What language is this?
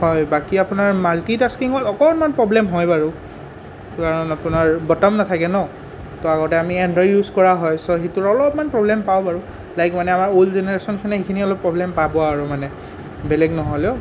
Assamese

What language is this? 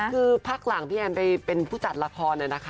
Thai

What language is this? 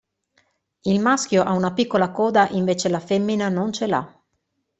Italian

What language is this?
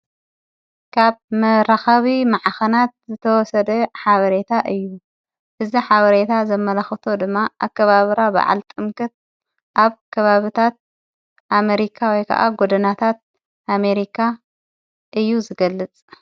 Tigrinya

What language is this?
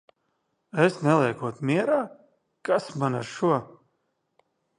Latvian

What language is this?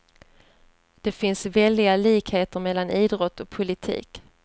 Swedish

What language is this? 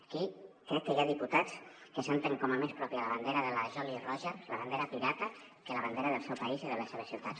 Catalan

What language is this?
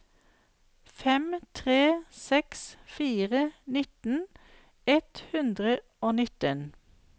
Norwegian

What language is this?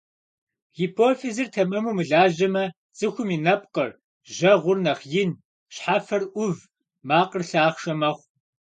Kabardian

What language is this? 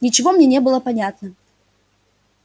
Russian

